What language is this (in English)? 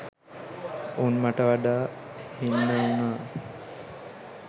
Sinhala